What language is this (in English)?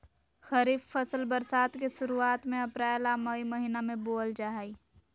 Magahi